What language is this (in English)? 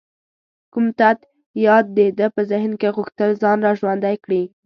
Pashto